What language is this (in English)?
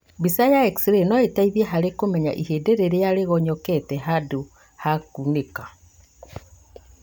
Kikuyu